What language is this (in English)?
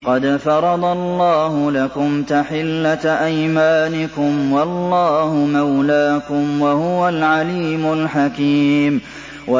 Arabic